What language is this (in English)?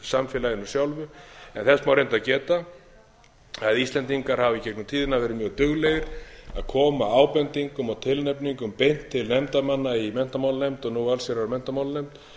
Icelandic